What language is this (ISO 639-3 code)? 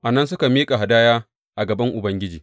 hau